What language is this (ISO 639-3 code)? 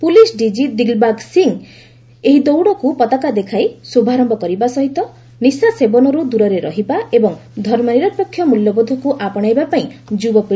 ori